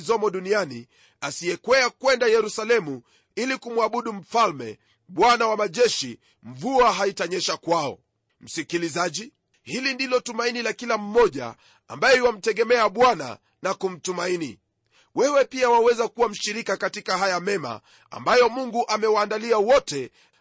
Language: Swahili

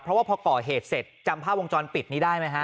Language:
Thai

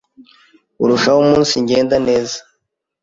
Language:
Kinyarwanda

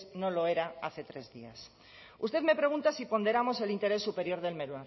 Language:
Spanish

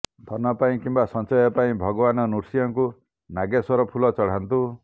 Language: Odia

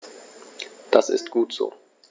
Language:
German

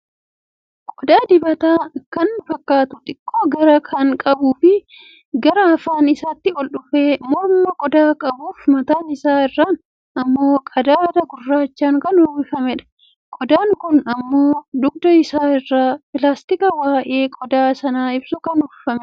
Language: Oromo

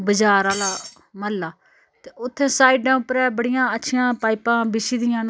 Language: Dogri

